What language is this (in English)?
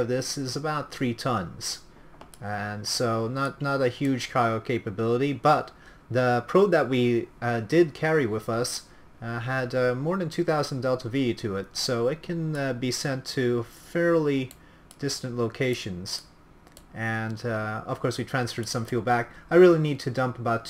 English